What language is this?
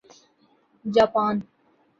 Urdu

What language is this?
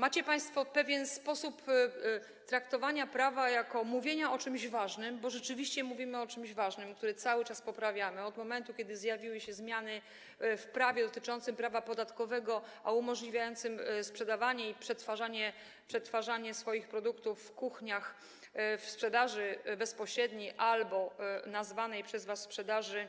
Polish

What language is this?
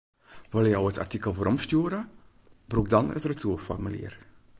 Western Frisian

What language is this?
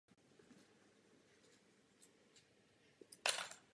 Czech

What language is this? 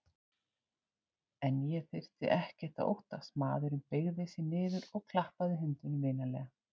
Icelandic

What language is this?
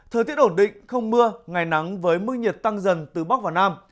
Vietnamese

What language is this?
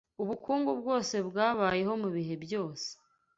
Kinyarwanda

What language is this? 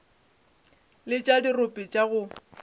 Northern Sotho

